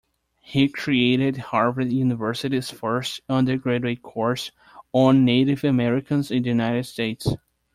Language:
English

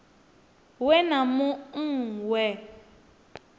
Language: Venda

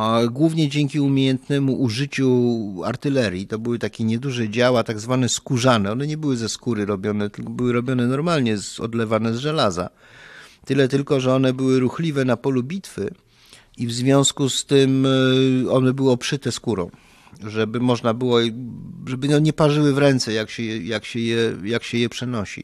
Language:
Polish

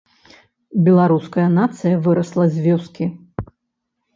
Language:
Belarusian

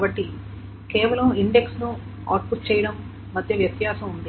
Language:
Telugu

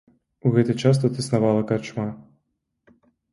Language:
Belarusian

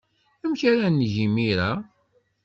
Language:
Kabyle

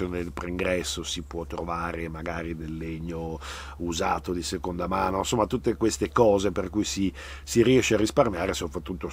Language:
Italian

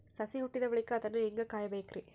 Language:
Kannada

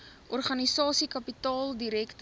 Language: Afrikaans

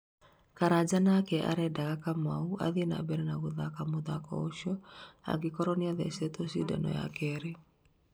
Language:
Kikuyu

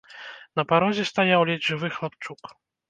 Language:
Belarusian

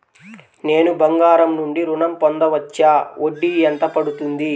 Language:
Telugu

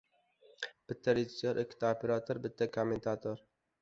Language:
Uzbek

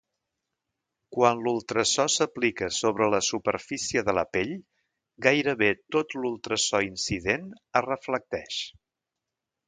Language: Catalan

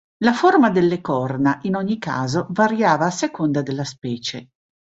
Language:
Italian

